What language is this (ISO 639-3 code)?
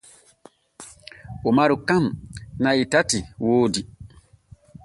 fue